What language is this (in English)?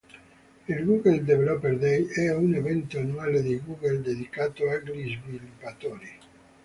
Italian